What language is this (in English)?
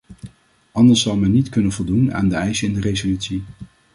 Dutch